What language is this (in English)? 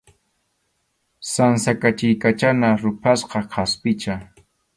Arequipa-La Unión Quechua